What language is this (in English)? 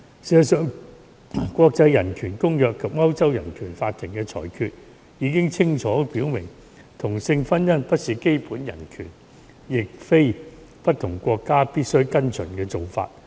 Cantonese